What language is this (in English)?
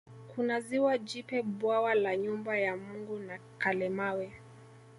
Swahili